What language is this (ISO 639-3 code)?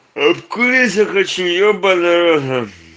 rus